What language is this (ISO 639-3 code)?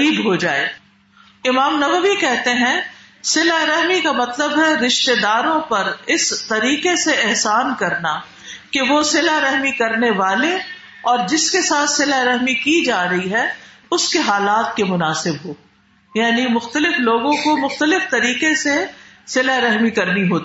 urd